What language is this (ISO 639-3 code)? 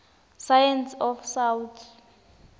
ssw